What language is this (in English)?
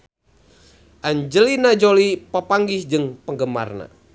Sundanese